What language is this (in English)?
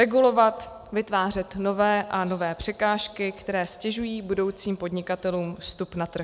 Czech